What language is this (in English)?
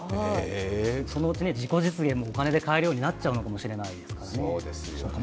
Japanese